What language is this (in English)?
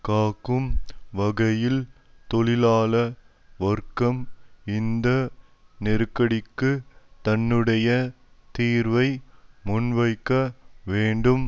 Tamil